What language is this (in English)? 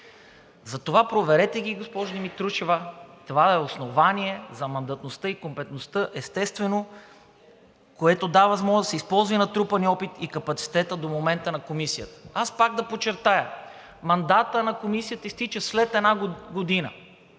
Bulgarian